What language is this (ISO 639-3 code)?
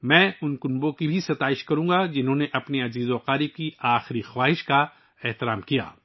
urd